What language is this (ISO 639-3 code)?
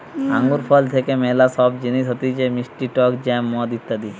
ben